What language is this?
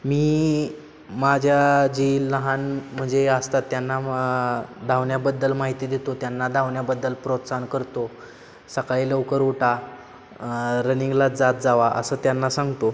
Marathi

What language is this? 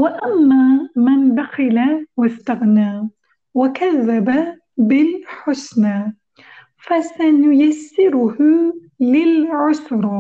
Turkish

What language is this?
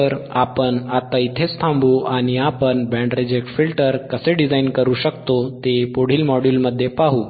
Marathi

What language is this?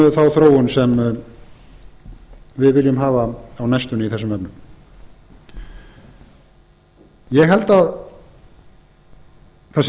Icelandic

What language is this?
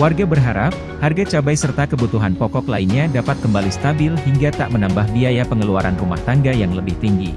Indonesian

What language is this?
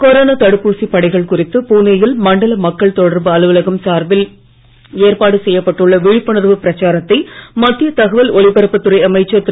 Tamil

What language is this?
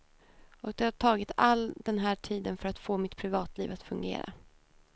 Swedish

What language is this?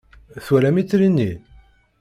Kabyle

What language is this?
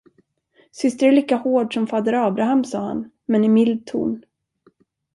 Swedish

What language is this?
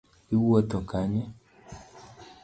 Luo (Kenya and Tanzania)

